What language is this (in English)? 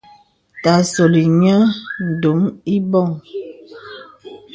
Bebele